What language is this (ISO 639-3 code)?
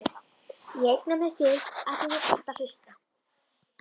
isl